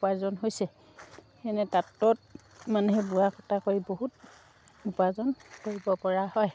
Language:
Assamese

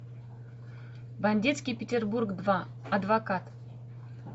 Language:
Russian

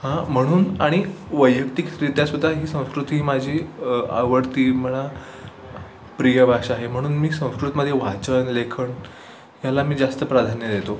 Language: Marathi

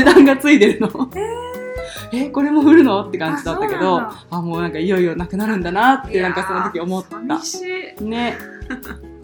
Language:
Japanese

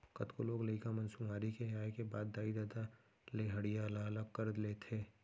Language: Chhattisgarhi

